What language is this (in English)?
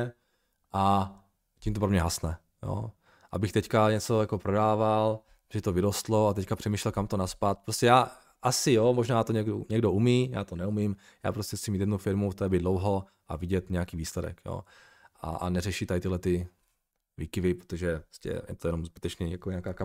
Czech